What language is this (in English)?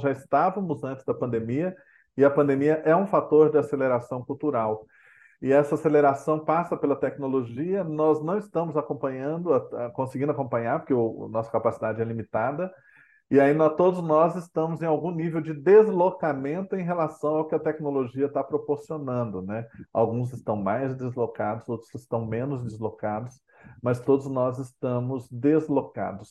Portuguese